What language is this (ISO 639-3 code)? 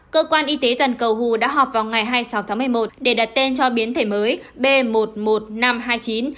vie